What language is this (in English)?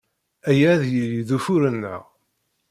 Kabyle